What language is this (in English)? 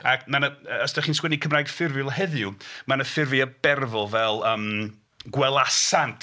Welsh